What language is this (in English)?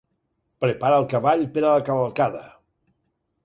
Catalan